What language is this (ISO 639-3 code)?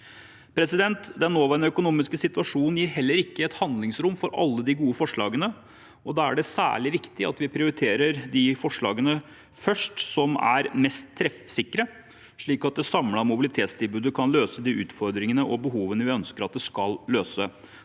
nor